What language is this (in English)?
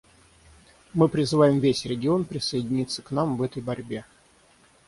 Russian